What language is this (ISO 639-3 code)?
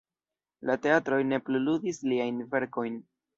epo